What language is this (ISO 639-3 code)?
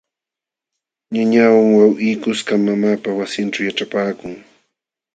qxw